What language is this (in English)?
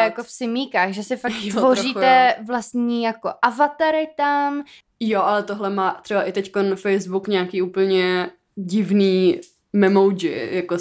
Czech